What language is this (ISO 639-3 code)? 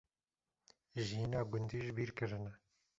kur